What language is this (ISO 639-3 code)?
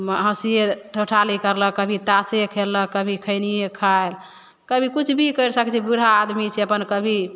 mai